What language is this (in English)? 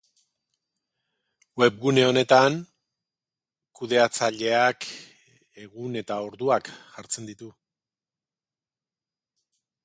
Basque